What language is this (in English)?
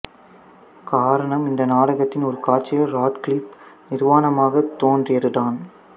Tamil